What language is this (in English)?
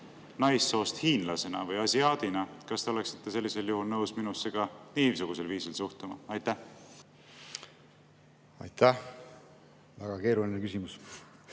Estonian